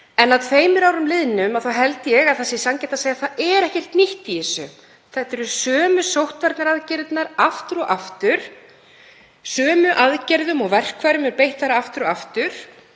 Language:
Icelandic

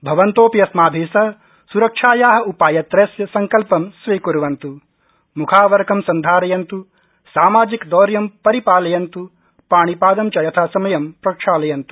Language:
Sanskrit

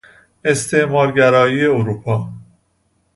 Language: Persian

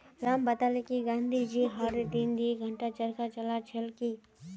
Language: Magahi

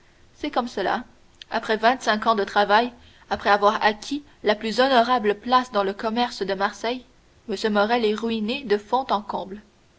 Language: French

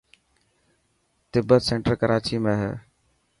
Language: Dhatki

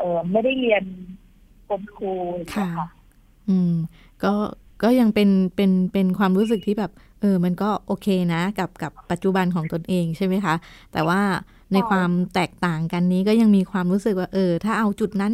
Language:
Thai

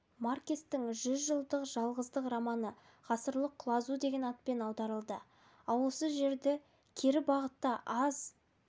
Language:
Kazakh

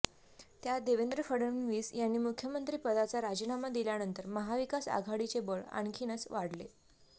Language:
Marathi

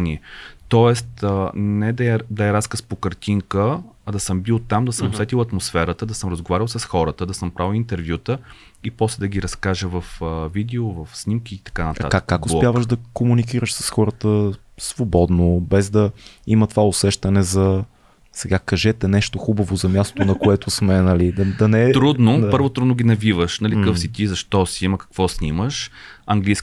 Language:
Bulgarian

